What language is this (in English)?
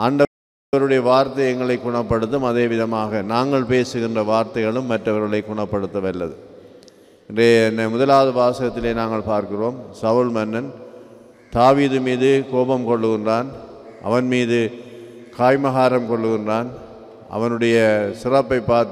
Indonesian